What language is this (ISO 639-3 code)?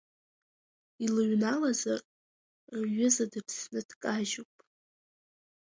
abk